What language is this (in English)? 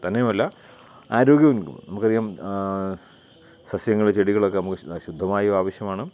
Malayalam